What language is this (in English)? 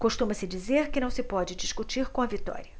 Portuguese